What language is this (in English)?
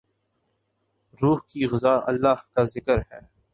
Urdu